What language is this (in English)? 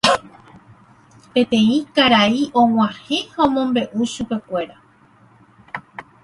Guarani